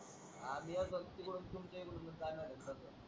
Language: Marathi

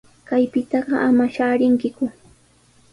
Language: Sihuas Ancash Quechua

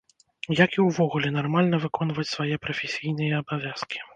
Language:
Belarusian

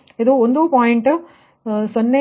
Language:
Kannada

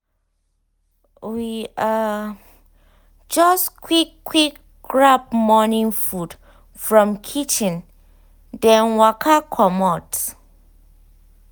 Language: Nigerian Pidgin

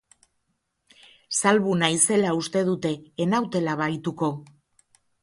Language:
Basque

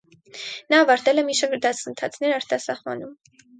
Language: Armenian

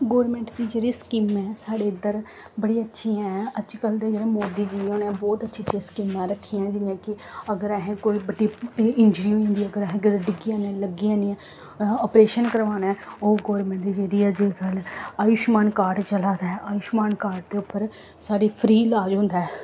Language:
Dogri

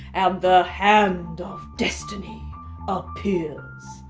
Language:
English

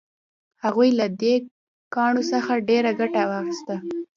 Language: Pashto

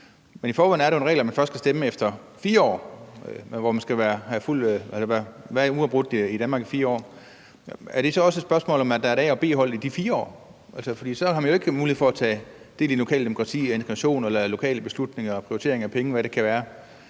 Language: Danish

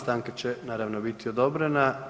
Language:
Croatian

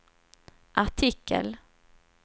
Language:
Swedish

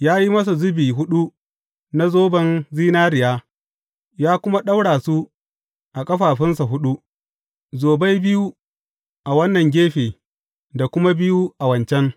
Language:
Hausa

